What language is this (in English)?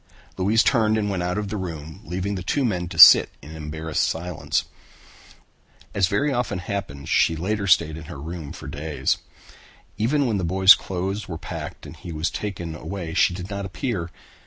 English